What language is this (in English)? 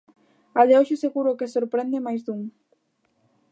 Galician